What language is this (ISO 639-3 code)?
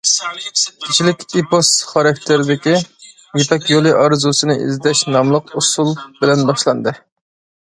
uig